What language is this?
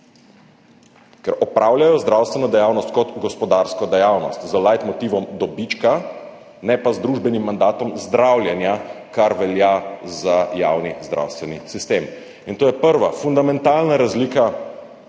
Slovenian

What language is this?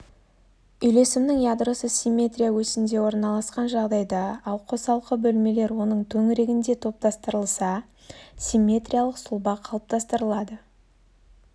Kazakh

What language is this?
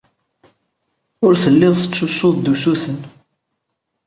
Kabyle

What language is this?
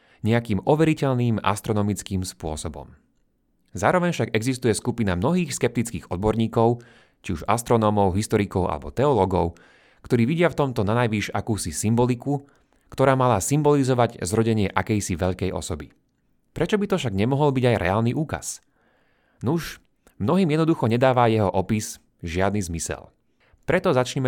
Slovak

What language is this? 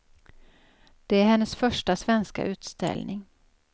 Swedish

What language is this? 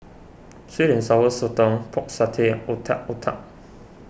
English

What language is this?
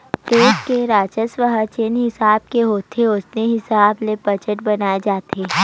Chhattisgarhi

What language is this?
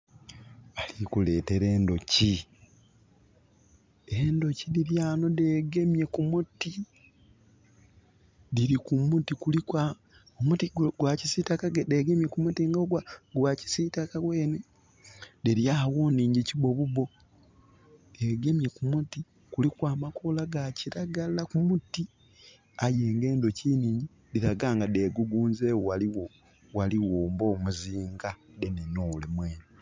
Soga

